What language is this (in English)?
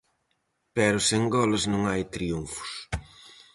Galician